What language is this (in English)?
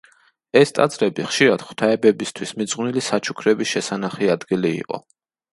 Georgian